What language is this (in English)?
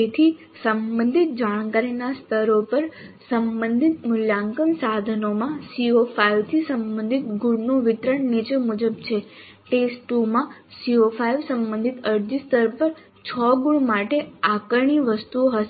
Gujarati